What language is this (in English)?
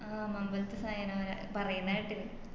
Malayalam